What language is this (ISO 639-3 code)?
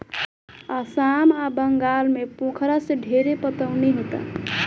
bho